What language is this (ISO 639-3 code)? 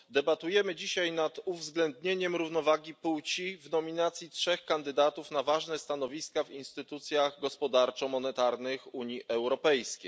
pol